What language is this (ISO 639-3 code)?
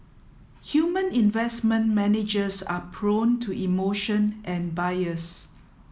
eng